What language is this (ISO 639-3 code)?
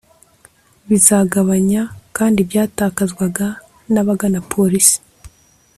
kin